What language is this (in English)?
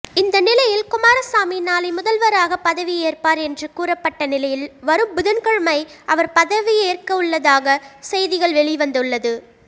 Tamil